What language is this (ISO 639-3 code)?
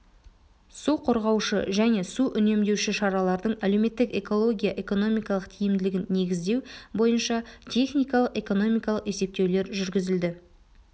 kaz